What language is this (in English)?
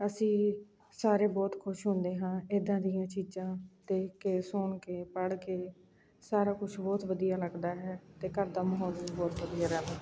Punjabi